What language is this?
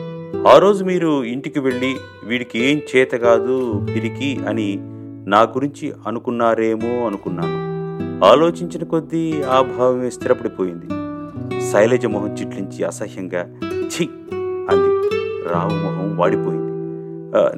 Telugu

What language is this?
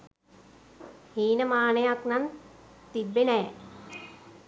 Sinhala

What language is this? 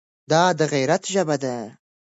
Pashto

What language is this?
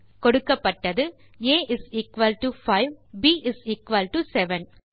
Tamil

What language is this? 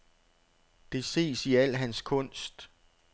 Danish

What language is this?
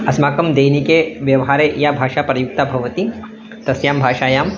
Sanskrit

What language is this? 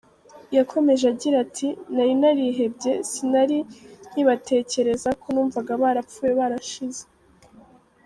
Kinyarwanda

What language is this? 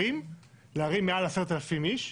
Hebrew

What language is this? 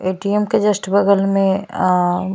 Hindi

